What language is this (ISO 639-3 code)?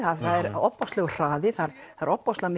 isl